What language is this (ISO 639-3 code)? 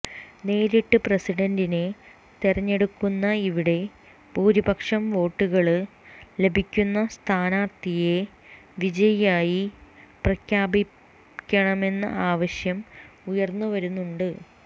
mal